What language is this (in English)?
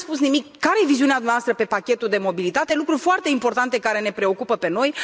Romanian